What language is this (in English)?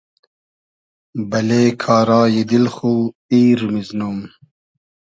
Hazaragi